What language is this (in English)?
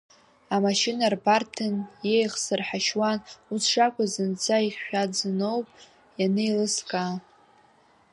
Abkhazian